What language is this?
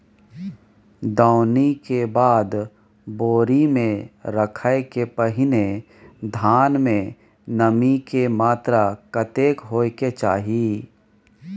Maithili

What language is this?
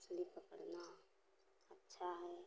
Hindi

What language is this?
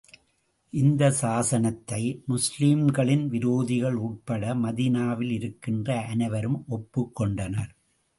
Tamil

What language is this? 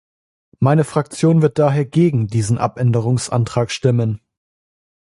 German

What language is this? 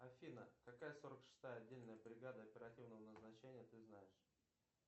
Russian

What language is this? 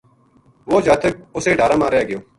Gujari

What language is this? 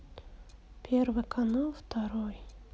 Russian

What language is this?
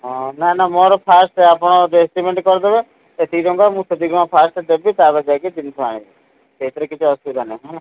Odia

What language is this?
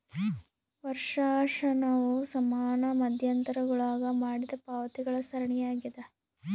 Kannada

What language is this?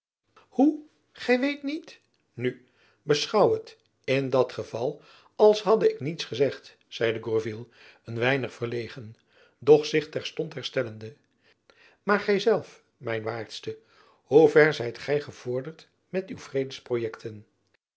Dutch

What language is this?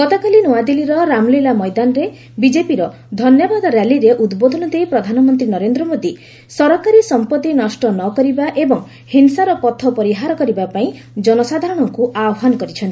Odia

